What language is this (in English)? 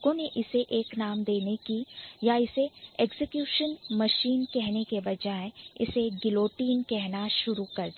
Hindi